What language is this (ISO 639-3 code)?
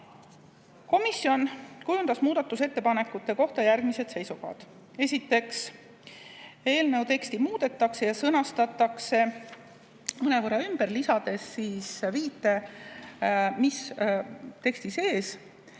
est